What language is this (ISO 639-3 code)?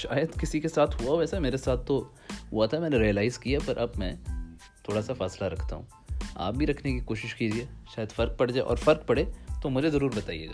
urd